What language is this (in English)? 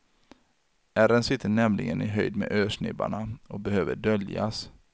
Swedish